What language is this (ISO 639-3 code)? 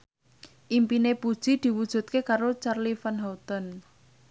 jav